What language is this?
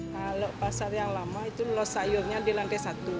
Indonesian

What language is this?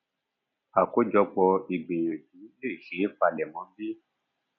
Yoruba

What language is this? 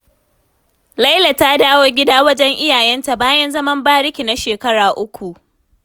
Hausa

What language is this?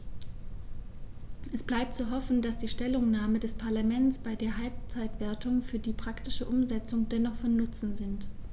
German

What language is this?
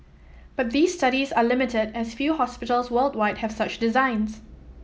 English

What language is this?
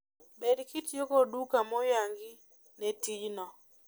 Luo (Kenya and Tanzania)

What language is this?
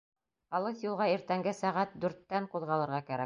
Bashkir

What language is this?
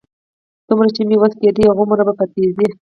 Pashto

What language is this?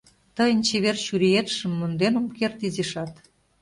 Mari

